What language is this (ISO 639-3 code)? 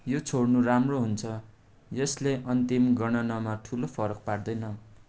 nep